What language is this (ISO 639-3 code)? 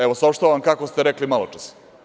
srp